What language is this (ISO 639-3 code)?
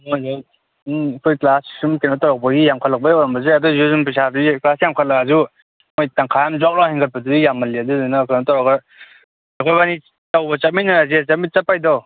mni